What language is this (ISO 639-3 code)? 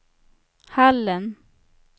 swe